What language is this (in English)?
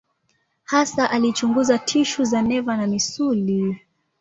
Swahili